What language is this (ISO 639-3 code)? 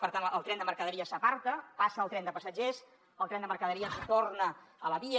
cat